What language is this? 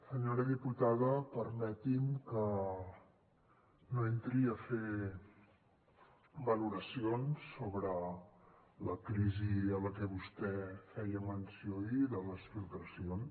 Catalan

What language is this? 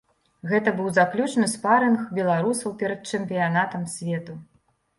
Belarusian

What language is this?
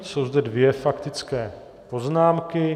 Czech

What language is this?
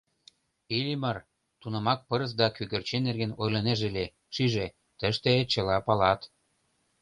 Mari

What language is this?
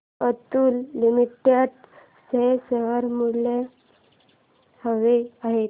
Marathi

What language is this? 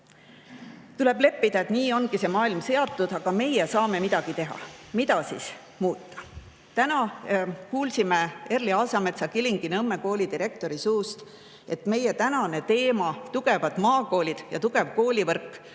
Estonian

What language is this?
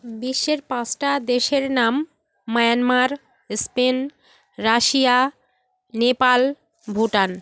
Bangla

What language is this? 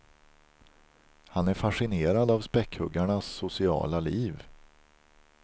Swedish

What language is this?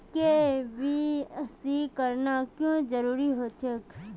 Magahi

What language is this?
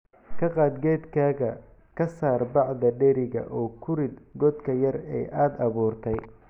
Somali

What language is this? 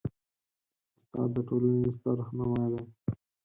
Pashto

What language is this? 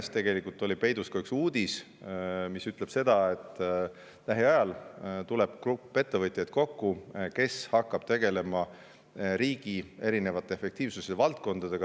Estonian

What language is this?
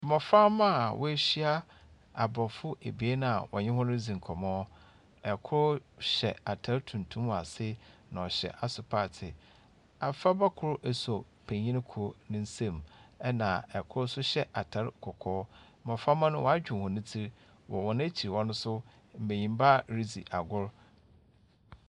Akan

